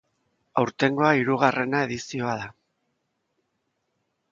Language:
Basque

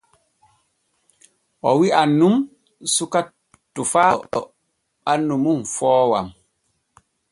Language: Borgu Fulfulde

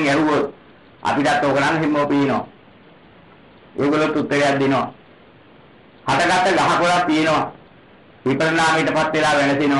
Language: Thai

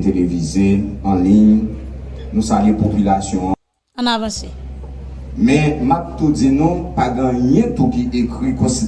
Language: French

